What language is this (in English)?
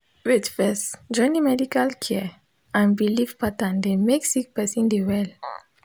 Nigerian Pidgin